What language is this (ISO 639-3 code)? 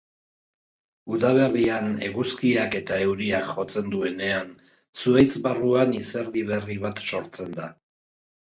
eus